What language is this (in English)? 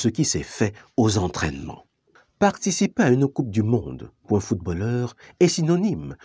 French